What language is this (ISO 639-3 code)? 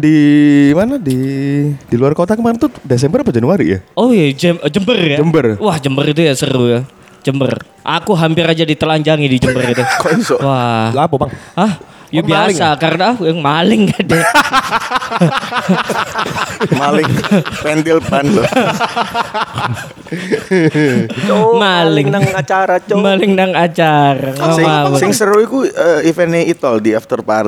ind